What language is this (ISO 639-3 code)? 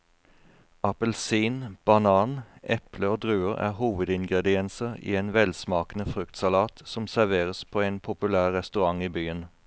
nor